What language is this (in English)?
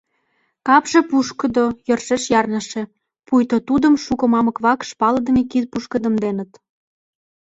Mari